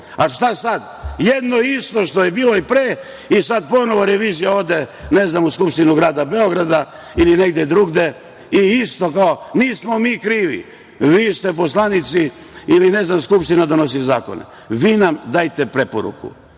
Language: Serbian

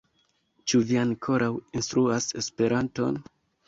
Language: Esperanto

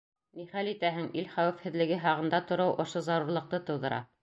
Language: Bashkir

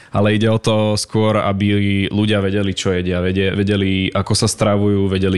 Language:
Slovak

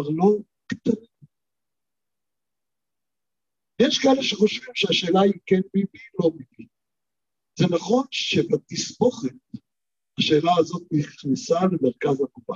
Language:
Hebrew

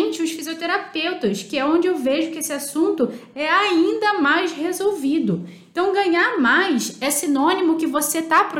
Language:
Portuguese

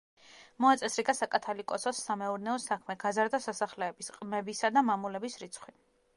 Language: Georgian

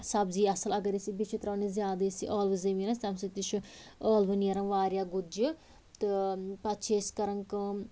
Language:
Kashmiri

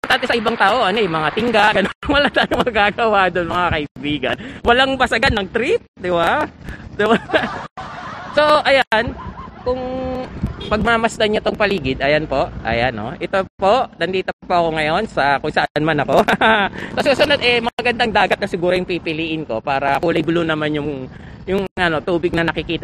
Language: Filipino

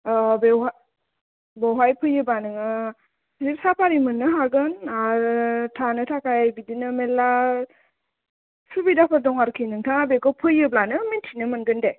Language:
Bodo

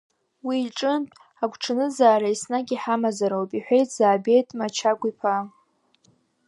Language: Abkhazian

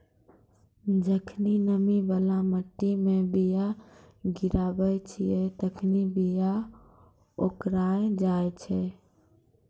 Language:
Maithili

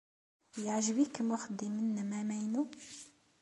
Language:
Kabyle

